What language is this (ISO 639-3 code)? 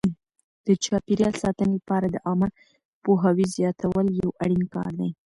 pus